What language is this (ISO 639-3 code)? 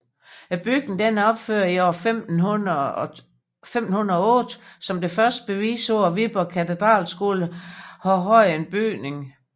dan